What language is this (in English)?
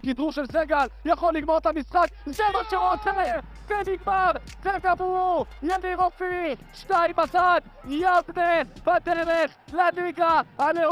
Hebrew